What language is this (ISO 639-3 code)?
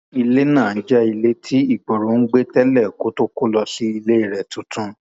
yor